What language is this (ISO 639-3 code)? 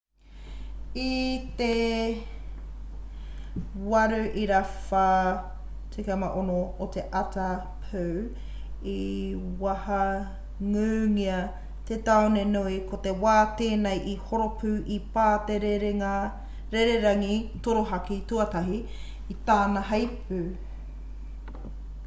mri